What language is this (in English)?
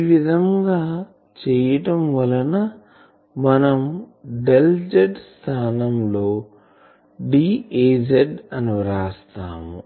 Telugu